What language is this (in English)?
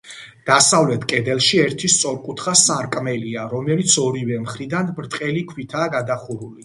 Georgian